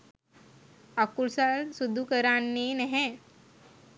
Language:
Sinhala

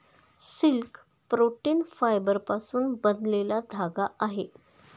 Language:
Marathi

